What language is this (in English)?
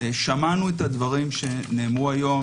Hebrew